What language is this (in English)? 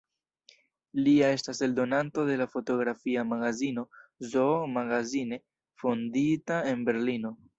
Esperanto